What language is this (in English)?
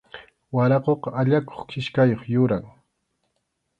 Arequipa-La Unión Quechua